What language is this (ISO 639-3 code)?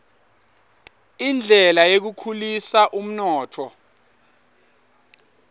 ssw